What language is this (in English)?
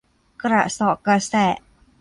Thai